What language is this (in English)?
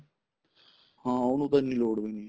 Punjabi